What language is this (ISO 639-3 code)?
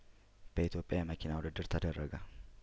amh